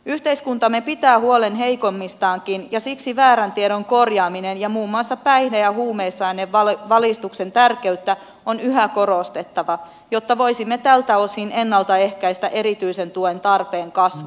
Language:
Finnish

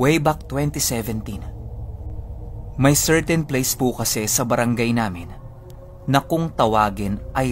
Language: Filipino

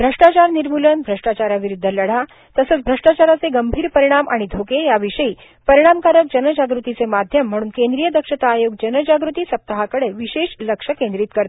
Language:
Marathi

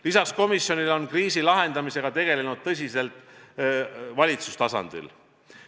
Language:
Estonian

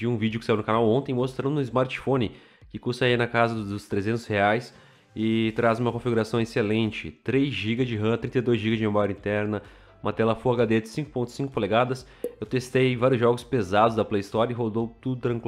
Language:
Portuguese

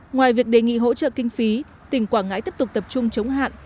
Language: Vietnamese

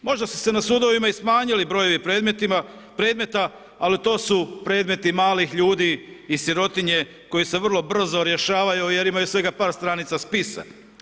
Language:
Croatian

